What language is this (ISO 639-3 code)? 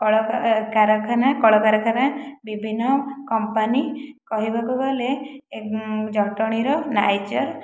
ori